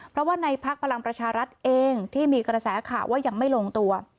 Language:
Thai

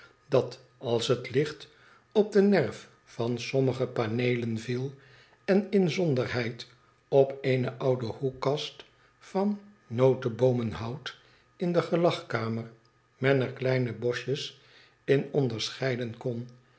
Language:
Dutch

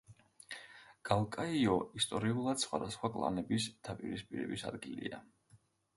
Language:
Georgian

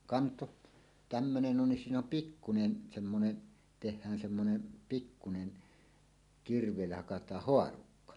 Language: Finnish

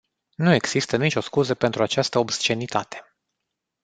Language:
Romanian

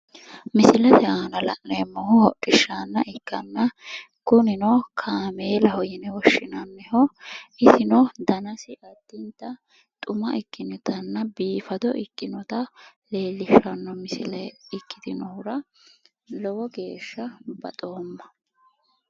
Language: Sidamo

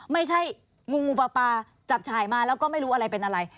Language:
Thai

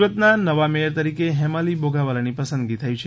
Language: Gujarati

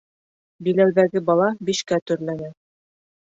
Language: Bashkir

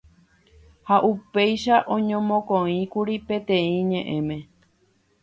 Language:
Guarani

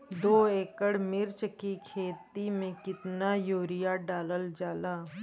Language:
Bhojpuri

